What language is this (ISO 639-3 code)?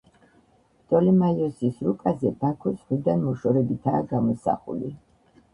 kat